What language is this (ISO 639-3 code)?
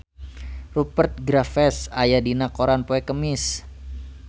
sun